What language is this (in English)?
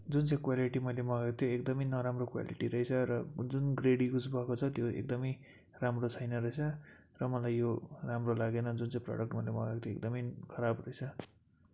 Nepali